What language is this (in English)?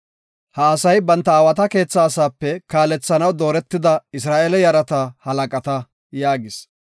Gofa